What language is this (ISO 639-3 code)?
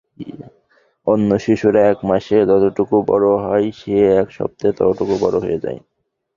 ben